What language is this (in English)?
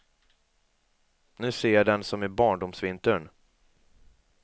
Swedish